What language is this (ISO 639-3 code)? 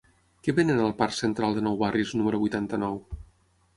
cat